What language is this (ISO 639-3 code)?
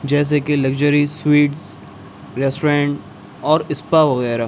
urd